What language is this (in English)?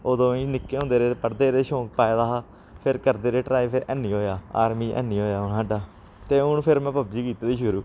Dogri